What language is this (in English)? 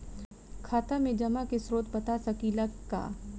Bhojpuri